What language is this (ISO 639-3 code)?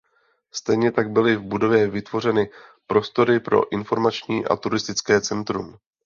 ces